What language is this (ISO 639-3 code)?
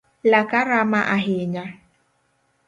luo